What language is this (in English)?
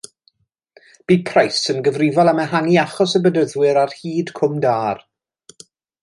Welsh